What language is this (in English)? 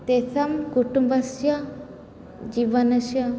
Sanskrit